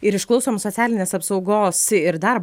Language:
Lithuanian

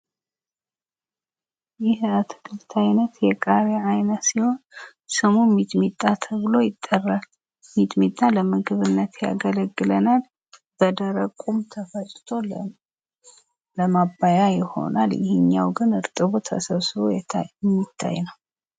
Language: Amharic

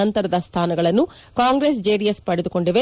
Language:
Kannada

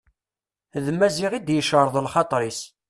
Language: Kabyle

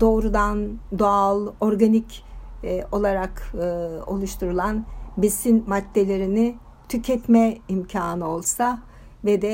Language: Turkish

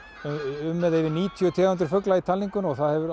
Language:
Icelandic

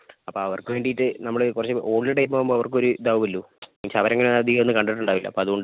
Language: Malayalam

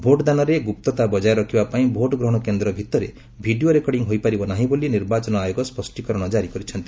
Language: Odia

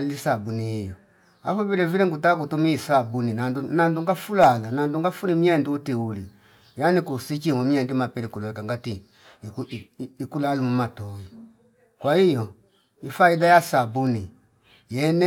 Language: Fipa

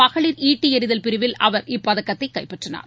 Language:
Tamil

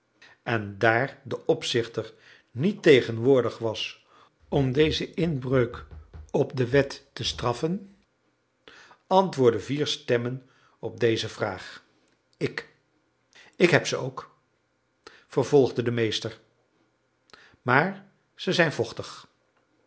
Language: Dutch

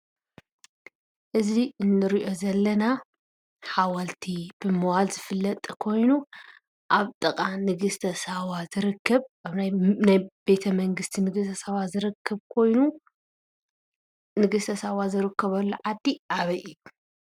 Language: Tigrinya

